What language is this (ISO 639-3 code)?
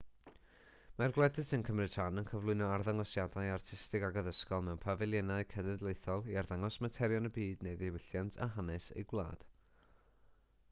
cym